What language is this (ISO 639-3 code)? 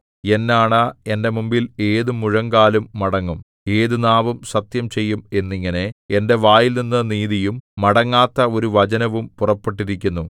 mal